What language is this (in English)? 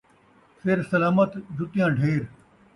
Saraiki